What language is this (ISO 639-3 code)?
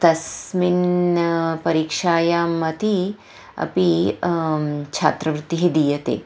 san